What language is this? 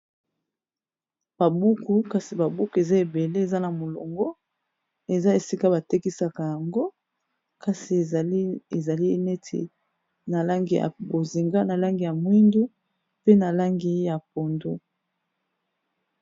Lingala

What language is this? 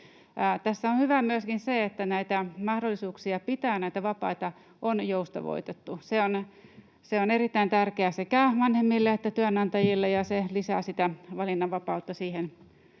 Finnish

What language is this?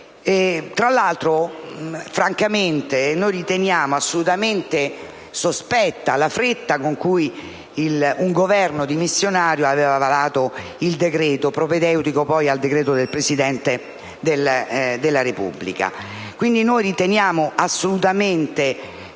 Italian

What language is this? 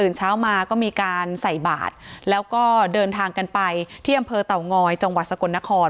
Thai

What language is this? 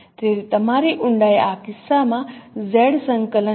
Gujarati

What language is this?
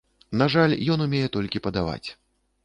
Belarusian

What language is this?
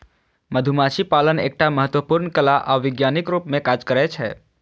Maithili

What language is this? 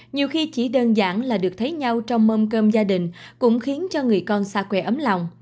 Vietnamese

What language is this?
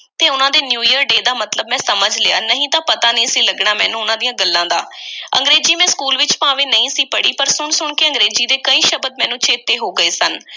Punjabi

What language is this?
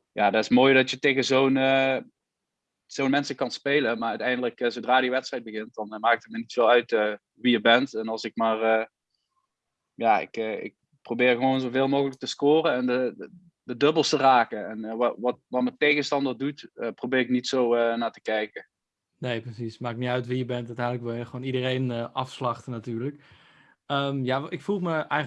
Dutch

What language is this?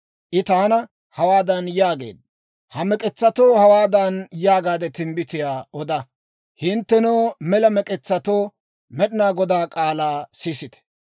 Dawro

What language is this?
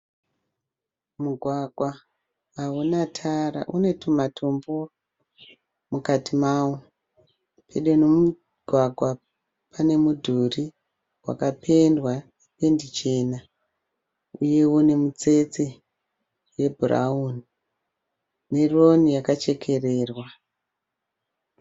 Shona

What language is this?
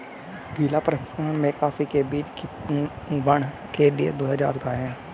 Hindi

